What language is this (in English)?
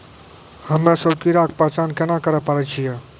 Maithili